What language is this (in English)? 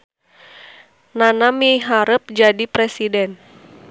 Sundanese